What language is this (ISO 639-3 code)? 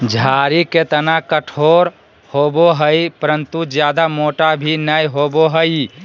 mag